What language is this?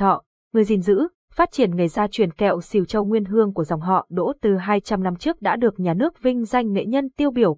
Vietnamese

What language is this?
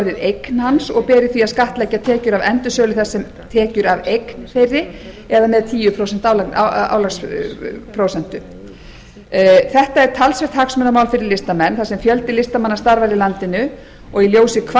Icelandic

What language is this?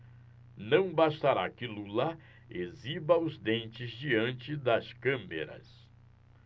Portuguese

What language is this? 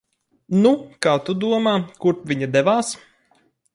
Latvian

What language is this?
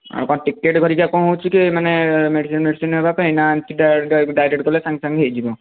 Odia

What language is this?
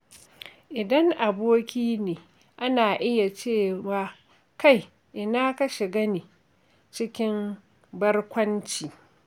Hausa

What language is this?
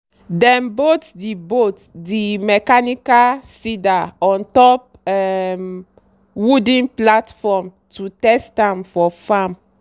Nigerian Pidgin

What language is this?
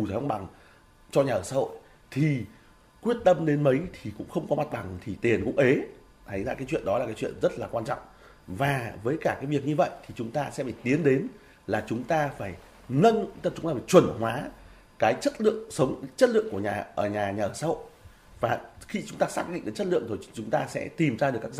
Vietnamese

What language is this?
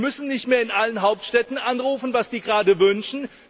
German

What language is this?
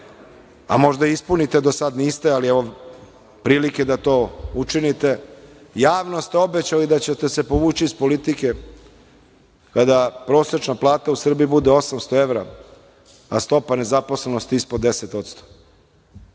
Serbian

